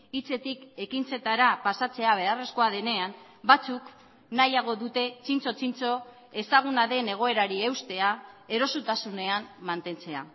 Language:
Basque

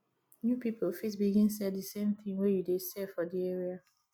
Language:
Nigerian Pidgin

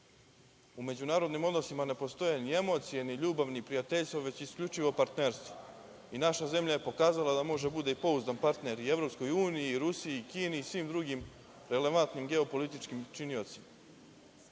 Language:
Serbian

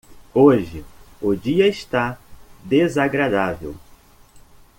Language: Portuguese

